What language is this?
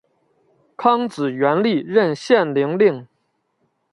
Chinese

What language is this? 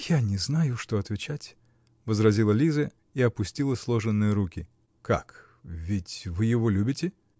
Russian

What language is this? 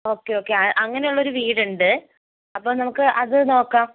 Malayalam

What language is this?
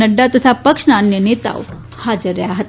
Gujarati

